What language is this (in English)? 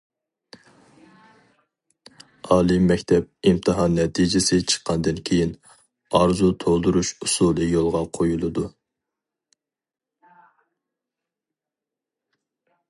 Uyghur